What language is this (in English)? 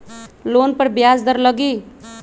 Magahi